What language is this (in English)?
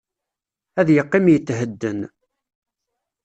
Kabyle